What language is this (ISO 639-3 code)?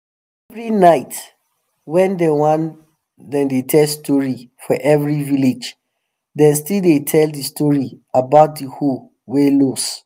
pcm